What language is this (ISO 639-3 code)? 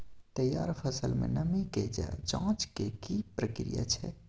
mai